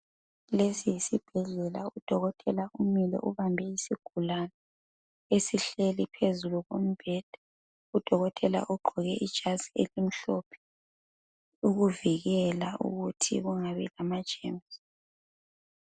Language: North Ndebele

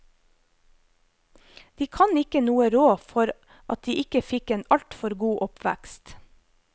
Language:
Norwegian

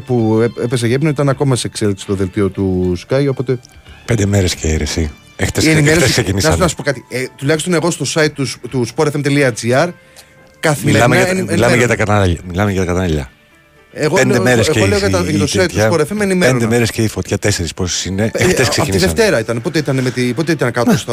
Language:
Greek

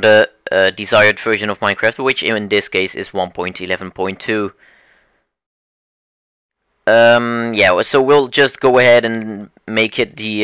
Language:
English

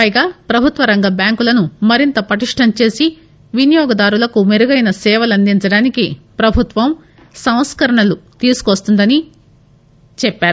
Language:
Telugu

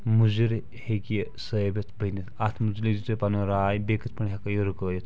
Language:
Kashmiri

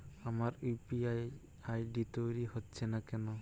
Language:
Bangla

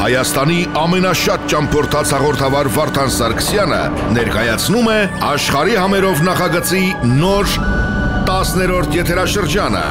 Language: Romanian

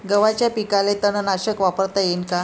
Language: Marathi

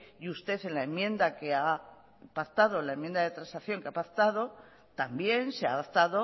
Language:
Spanish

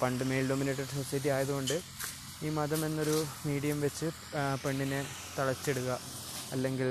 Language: Malayalam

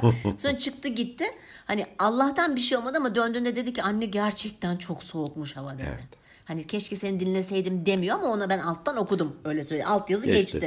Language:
Turkish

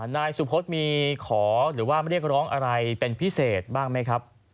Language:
Thai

